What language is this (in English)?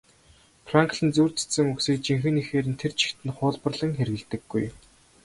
Mongolian